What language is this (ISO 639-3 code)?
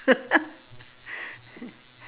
eng